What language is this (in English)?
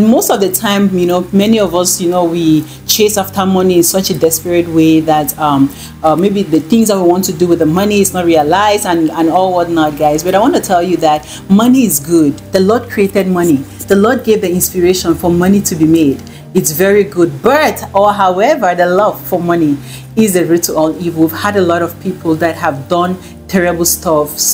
English